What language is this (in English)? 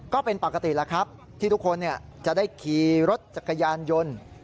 Thai